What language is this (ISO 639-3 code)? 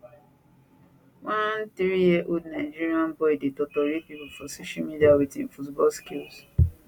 pcm